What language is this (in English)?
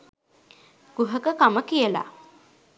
Sinhala